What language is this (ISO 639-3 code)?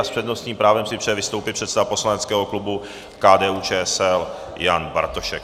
ces